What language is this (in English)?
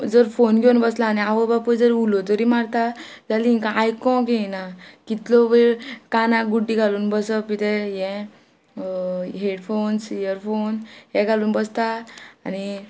Konkani